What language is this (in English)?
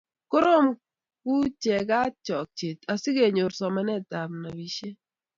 Kalenjin